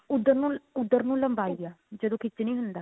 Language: Punjabi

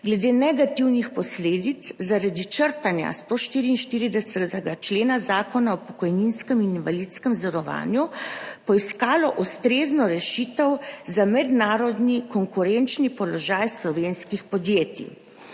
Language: Slovenian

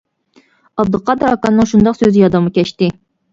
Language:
Uyghur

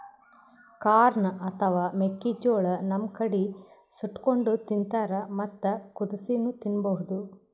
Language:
Kannada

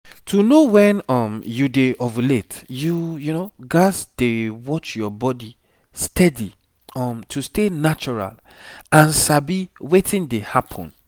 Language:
Nigerian Pidgin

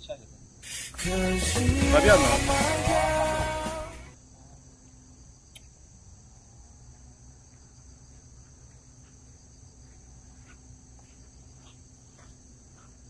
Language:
Korean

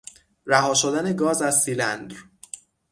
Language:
Persian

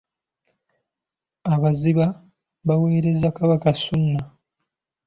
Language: Ganda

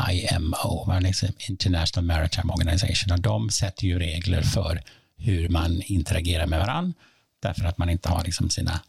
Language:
Swedish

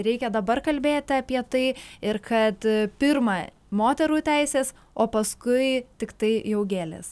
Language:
Lithuanian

